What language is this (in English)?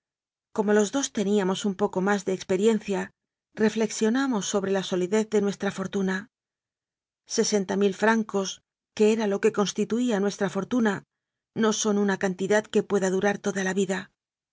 Spanish